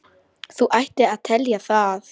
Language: Icelandic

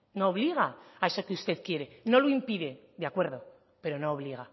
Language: Spanish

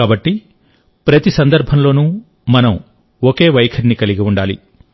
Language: Telugu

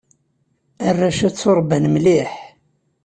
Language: Kabyle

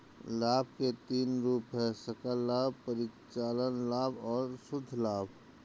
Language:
Hindi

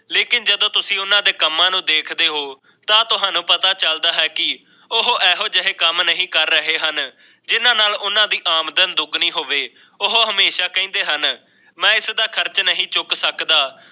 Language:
Punjabi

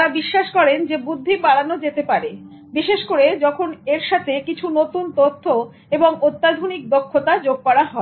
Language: Bangla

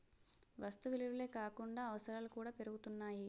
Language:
Telugu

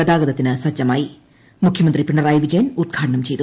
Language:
Malayalam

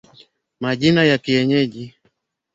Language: Swahili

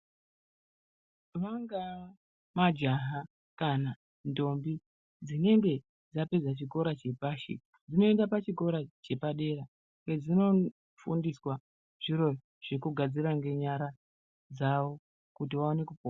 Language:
Ndau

